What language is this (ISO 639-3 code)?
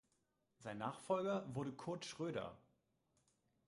deu